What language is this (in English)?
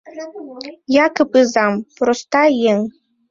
Mari